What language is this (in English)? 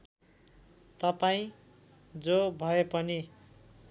Nepali